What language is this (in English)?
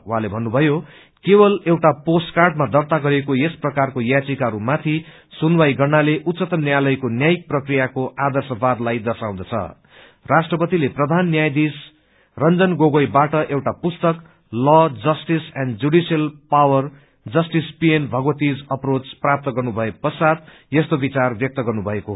Nepali